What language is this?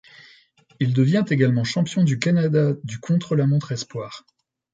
French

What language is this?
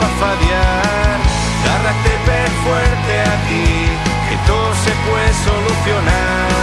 Afar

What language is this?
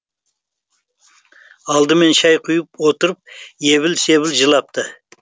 Kazakh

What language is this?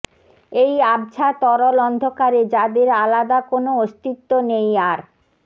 Bangla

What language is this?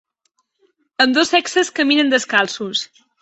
Catalan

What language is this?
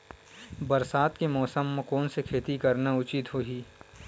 Chhattisgarhi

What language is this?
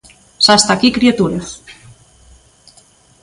Galician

